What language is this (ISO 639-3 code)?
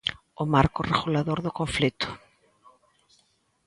glg